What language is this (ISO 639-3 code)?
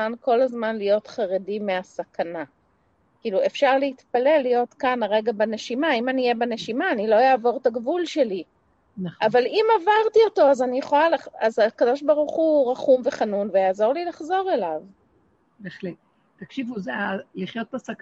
heb